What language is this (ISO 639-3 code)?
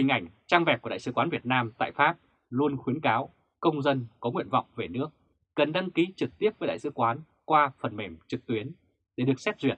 vie